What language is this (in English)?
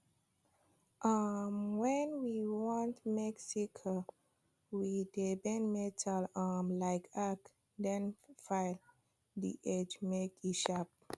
Nigerian Pidgin